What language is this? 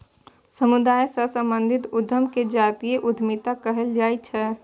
Maithili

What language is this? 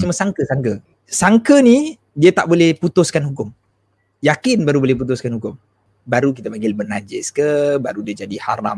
Malay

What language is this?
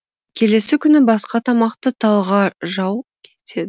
Kazakh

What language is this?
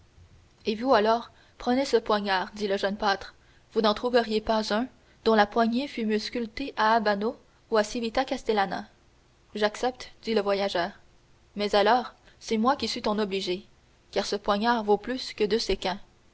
French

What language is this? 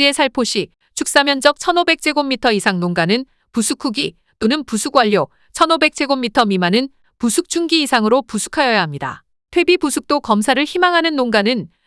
Korean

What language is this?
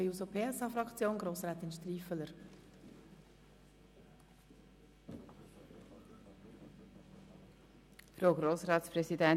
Swiss German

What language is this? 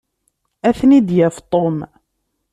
Kabyle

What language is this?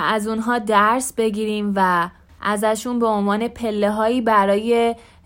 Persian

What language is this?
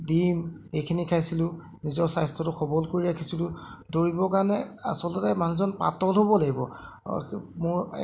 Assamese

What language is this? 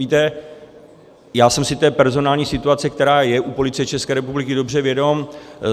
Czech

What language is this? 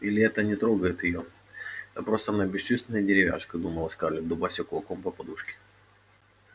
Russian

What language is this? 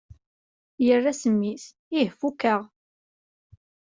Kabyle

